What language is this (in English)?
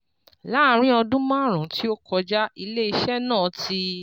Yoruba